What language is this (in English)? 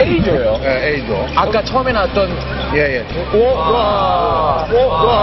Korean